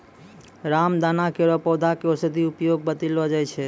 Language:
Maithili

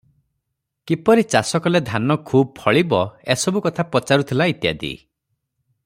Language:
Odia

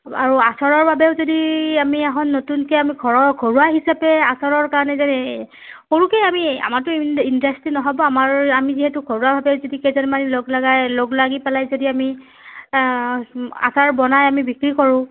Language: Assamese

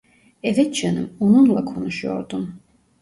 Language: Turkish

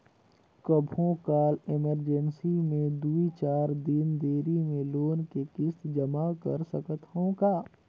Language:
Chhattisgarhi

